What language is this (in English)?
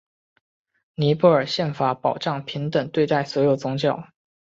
Chinese